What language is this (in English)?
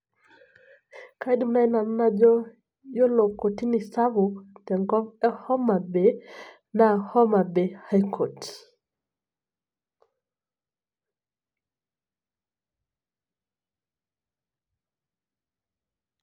Masai